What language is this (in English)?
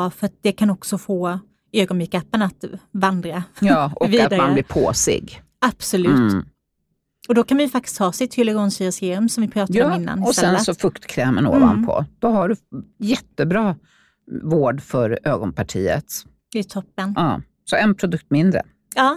Swedish